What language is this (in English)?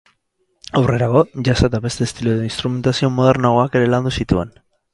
Basque